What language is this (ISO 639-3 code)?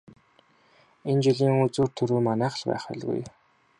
mon